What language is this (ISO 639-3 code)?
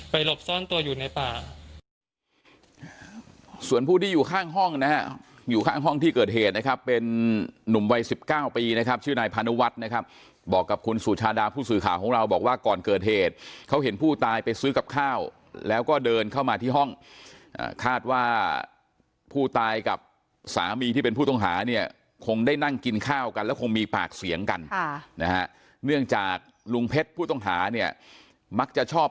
tha